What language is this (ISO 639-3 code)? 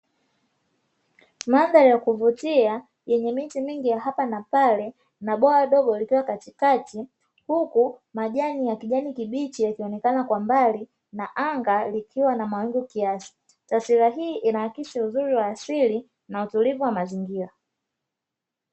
swa